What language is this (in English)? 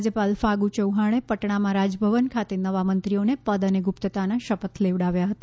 Gujarati